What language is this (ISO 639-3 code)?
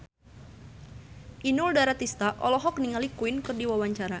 sun